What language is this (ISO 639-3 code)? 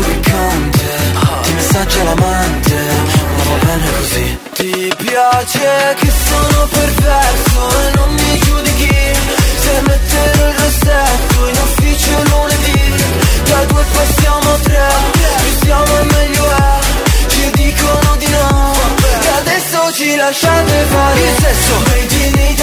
ita